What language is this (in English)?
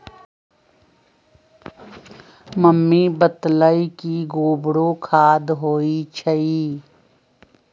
Magahi